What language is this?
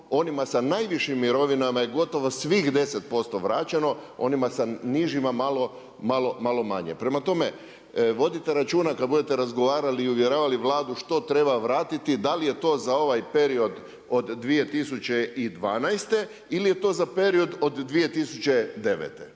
Croatian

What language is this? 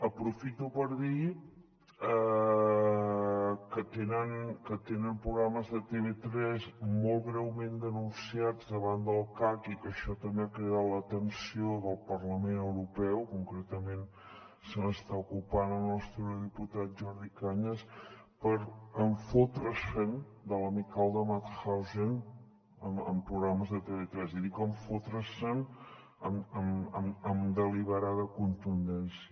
Catalan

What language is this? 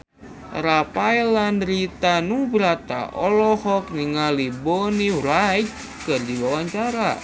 Sundanese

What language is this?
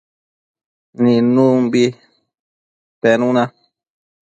Matsés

